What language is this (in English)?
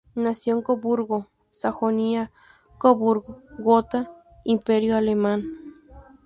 Spanish